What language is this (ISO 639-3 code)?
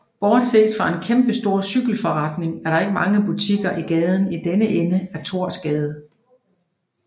dan